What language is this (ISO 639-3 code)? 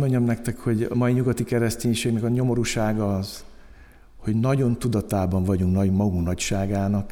hun